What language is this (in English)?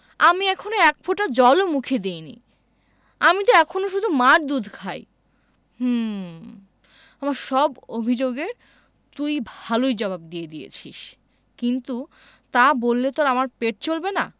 Bangla